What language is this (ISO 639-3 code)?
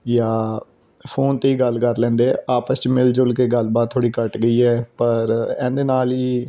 pan